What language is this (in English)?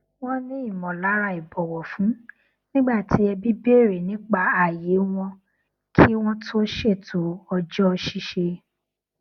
Yoruba